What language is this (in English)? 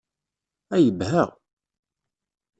Kabyle